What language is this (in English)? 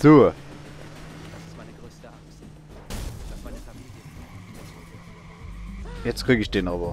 German